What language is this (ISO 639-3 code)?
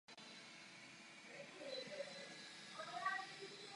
ces